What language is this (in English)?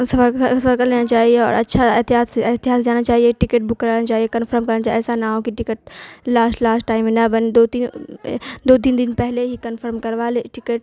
Urdu